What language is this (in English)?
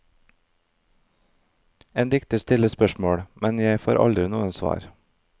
Norwegian